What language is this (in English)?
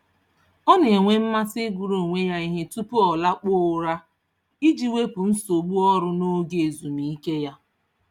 Igbo